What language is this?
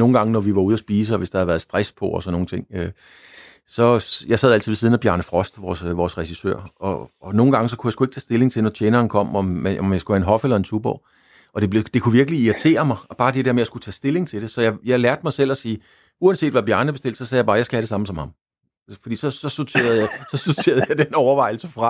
Danish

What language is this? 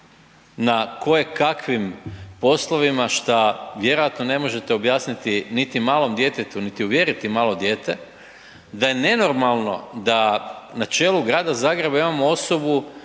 Croatian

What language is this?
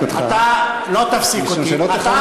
Hebrew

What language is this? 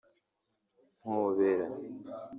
Kinyarwanda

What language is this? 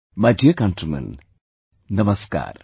English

